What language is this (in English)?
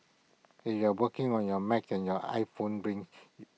English